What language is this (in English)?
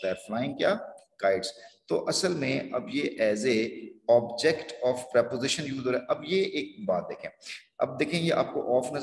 Hindi